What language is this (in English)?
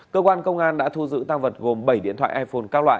Vietnamese